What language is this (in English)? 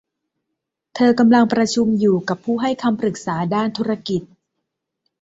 Thai